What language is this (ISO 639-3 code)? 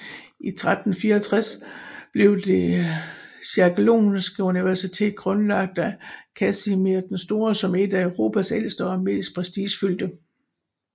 dan